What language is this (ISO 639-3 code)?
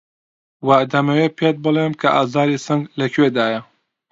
ckb